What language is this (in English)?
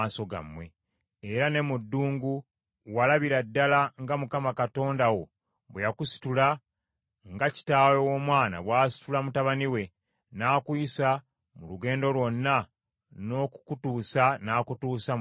Ganda